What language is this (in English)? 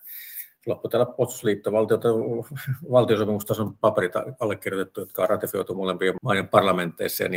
Finnish